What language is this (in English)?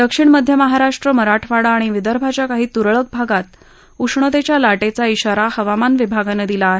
Marathi